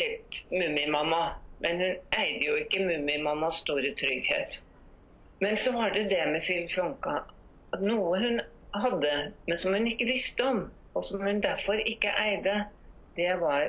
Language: Swedish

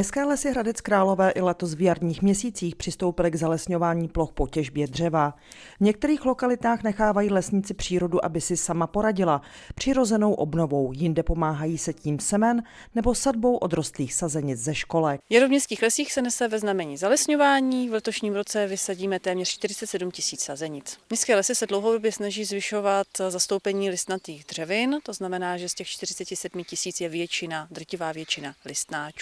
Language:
Czech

